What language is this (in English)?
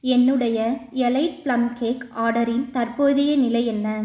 Tamil